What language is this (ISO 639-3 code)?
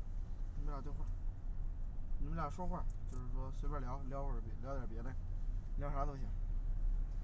zho